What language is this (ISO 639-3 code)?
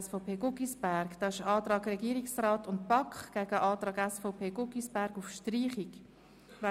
gsw